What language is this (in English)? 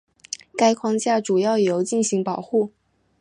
Chinese